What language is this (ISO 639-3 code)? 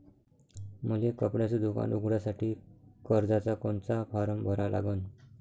mar